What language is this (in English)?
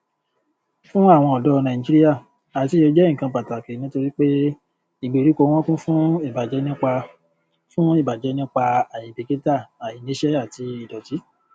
Yoruba